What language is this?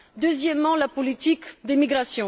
French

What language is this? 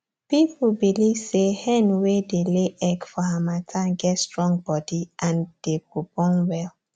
Nigerian Pidgin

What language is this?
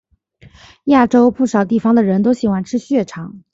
Chinese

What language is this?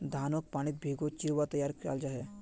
Magahi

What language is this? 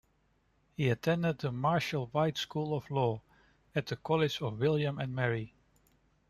English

